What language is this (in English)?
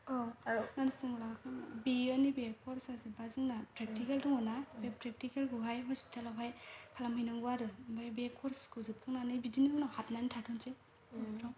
Bodo